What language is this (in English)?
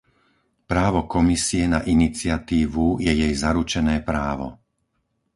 Slovak